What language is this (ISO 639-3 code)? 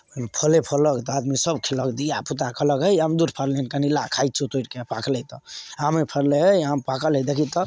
mai